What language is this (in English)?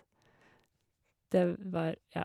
Norwegian